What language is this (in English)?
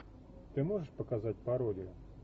Russian